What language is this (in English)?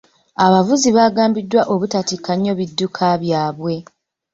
Ganda